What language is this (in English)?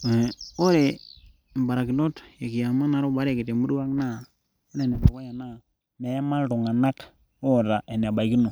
Masai